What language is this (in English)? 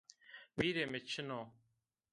Zaza